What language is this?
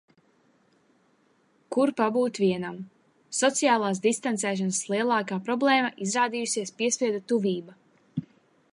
Latvian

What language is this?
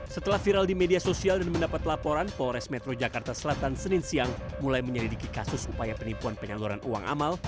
Indonesian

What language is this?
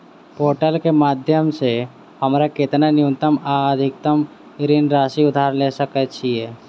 Maithili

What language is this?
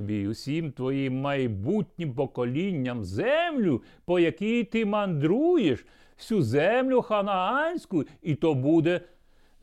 Ukrainian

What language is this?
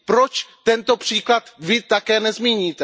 Czech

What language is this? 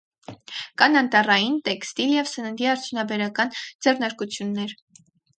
Armenian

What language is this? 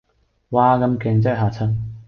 Cantonese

